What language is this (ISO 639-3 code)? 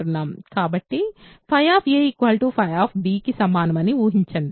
tel